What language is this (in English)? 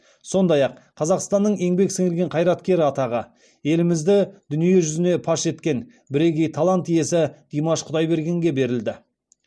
Kazakh